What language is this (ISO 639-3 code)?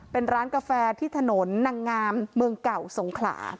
tha